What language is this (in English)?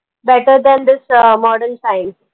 Marathi